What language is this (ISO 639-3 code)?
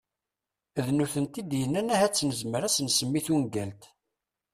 kab